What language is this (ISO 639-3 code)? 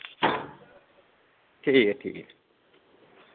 doi